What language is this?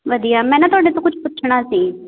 Punjabi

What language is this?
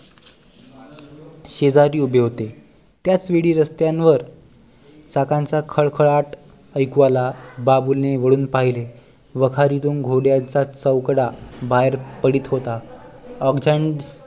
Marathi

